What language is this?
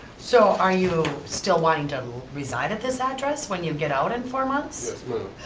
English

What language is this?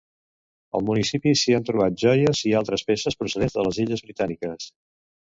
Catalan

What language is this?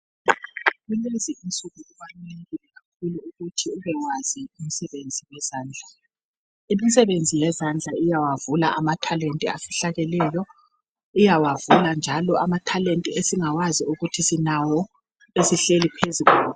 North Ndebele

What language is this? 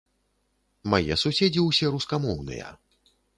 Belarusian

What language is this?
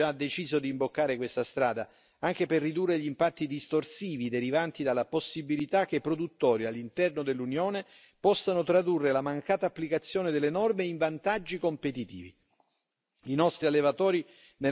Italian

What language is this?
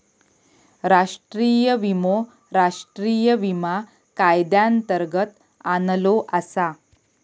Marathi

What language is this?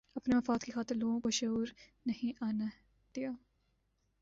Urdu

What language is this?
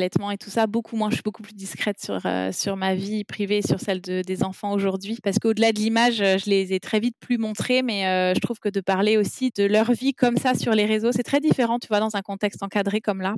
French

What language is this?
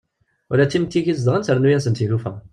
Kabyle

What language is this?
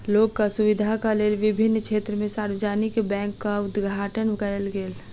Maithili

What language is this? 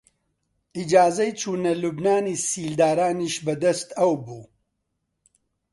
Central Kurdish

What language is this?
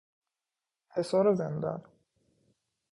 Persian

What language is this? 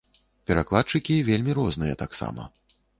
Belarusian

